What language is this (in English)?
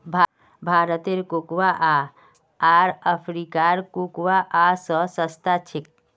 Magahi